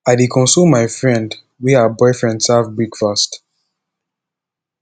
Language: Nigerian Pidgin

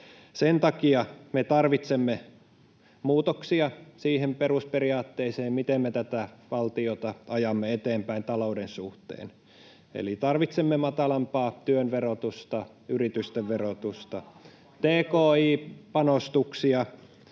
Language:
Finnish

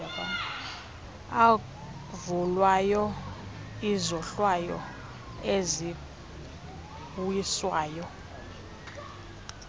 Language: Xhosa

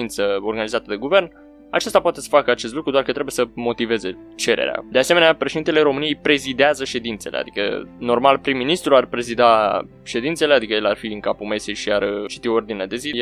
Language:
Romanian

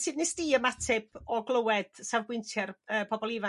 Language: Welsh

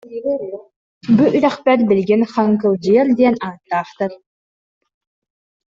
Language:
Yakut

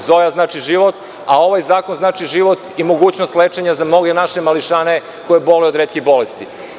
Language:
Serbian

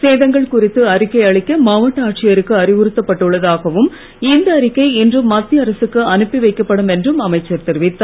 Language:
Tamil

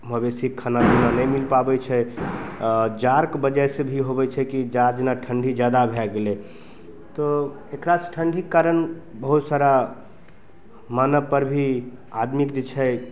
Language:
Maithili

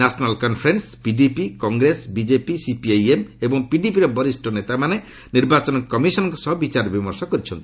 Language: Odia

